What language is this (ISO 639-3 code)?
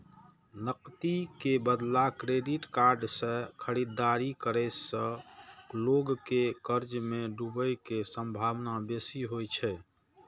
mai